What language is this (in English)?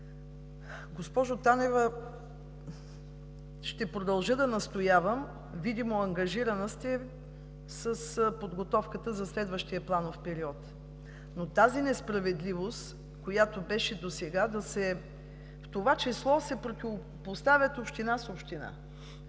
Bulgarian